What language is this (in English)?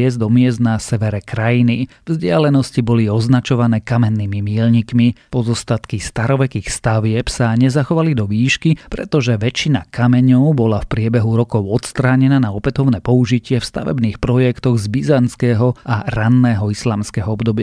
Slovak